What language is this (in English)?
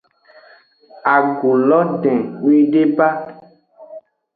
Aja (Benin)